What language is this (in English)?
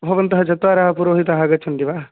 Sanskrit